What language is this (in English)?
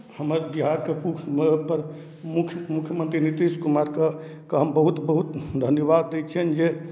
Maithili